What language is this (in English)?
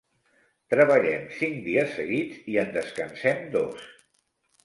Catalan